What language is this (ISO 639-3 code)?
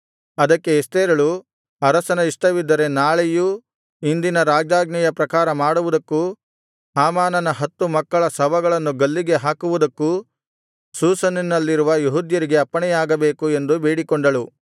kan